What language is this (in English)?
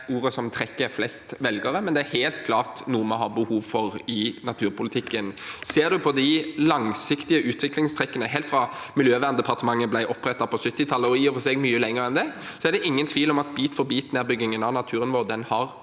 Norwegian